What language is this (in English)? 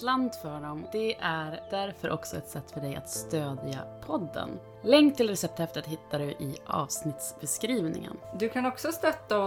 Swedish